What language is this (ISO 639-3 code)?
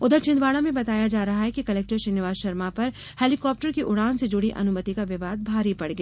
hin